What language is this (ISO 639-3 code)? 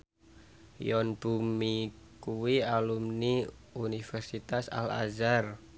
jav